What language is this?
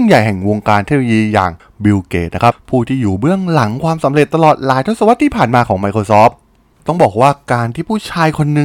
Thai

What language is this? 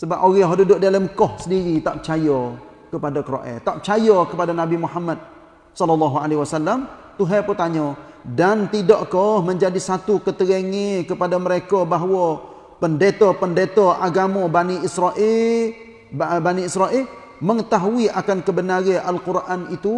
Malay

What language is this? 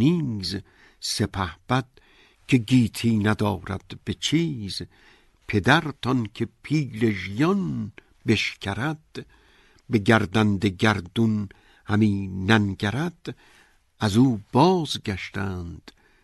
Persian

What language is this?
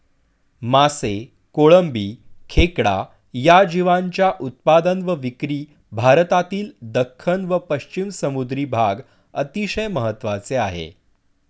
Marathi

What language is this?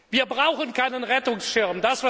German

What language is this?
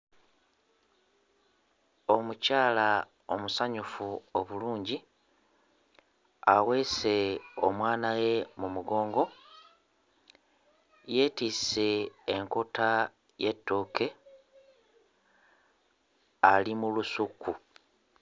Ganda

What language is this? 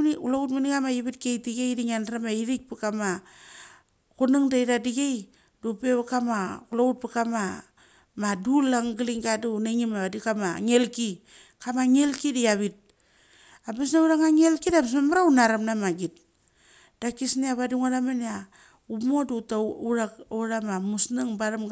Mali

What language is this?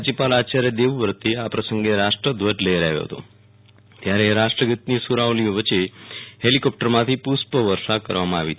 Gujarati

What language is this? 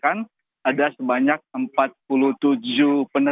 Indonesian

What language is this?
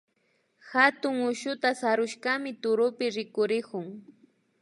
Imbabura Highland Quichua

